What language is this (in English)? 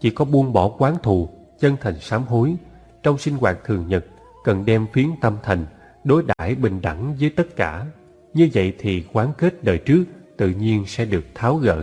Vietnamese